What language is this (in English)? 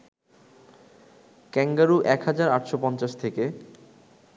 Bangla